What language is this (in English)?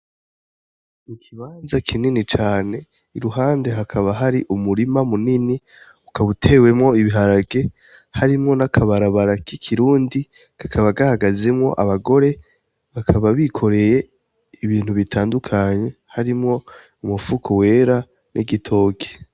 Rundi